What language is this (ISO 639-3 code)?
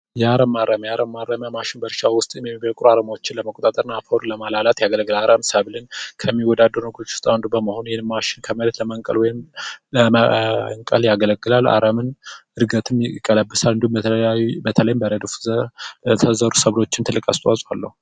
amh